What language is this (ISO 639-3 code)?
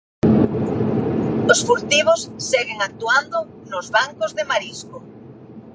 glg